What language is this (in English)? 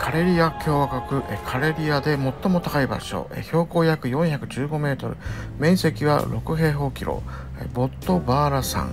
Japanese